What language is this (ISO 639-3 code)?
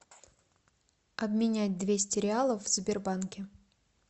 rus